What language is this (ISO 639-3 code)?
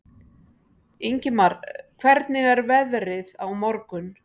isl